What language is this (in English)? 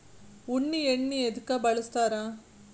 Kannada